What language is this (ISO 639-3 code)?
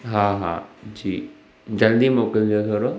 snd